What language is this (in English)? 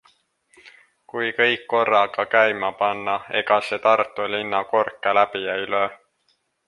Estonian